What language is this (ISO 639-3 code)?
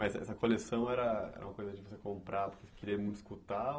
por